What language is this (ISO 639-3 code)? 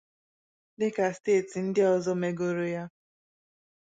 ibo